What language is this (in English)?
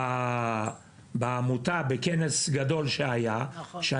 Hebrew